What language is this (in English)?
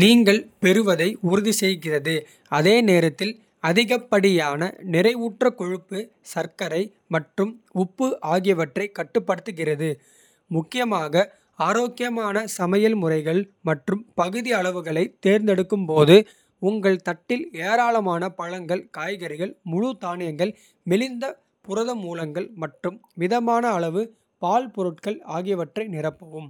Kota (India)